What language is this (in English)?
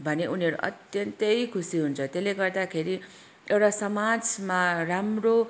Nepali